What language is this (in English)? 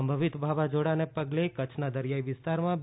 Gujarati